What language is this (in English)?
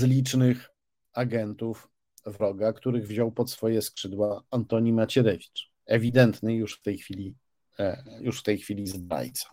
Polish